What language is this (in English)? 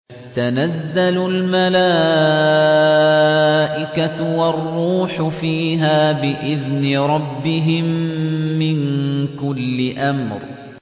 Arabic